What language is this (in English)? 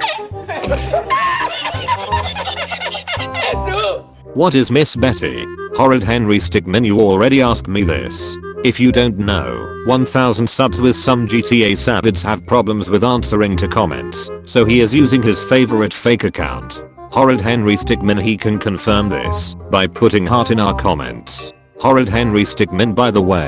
English